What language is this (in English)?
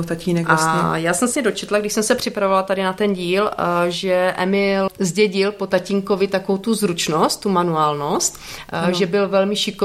Czech